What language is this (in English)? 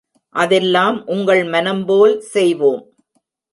Tamil